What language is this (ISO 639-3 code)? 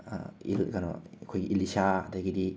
mni